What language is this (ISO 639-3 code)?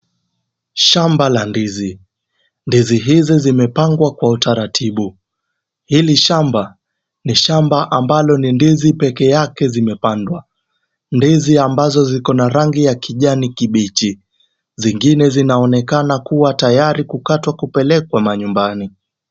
swa